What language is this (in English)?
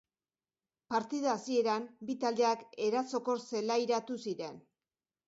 Basque